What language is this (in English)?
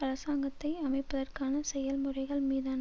Tamil